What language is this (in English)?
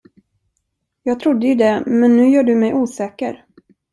Swedish